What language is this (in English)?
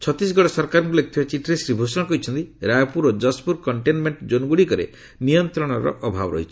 Odia